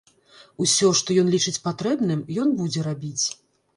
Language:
Belarusian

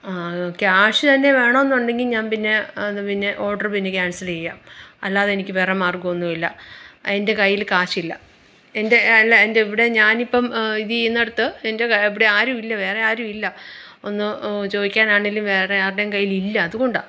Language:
Malayalam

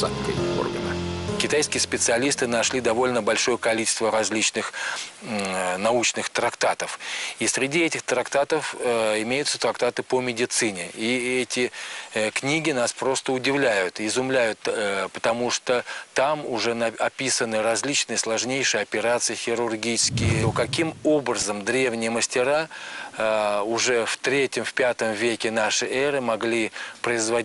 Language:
Russian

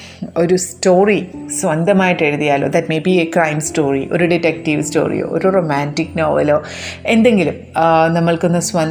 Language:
Malayalam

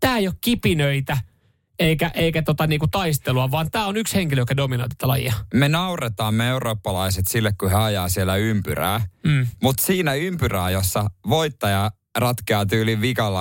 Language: Finnish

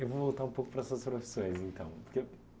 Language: Portuguese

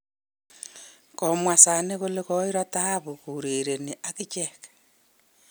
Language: Kalenjin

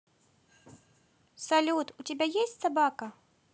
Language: Russian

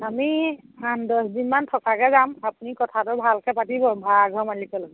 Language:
Assamese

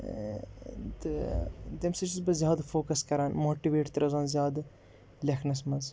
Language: Kashmiri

